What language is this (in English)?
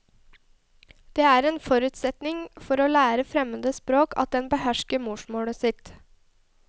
Norwegian